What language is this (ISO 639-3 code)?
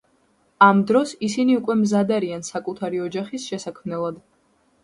kat